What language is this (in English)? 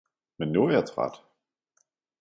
Danish